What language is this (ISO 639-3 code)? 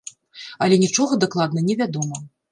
bel